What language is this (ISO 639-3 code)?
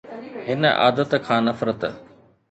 snd